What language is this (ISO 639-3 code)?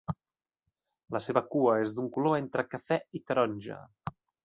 cat